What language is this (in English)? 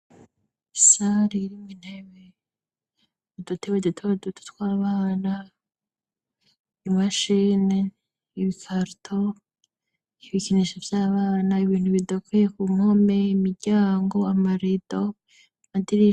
Rundi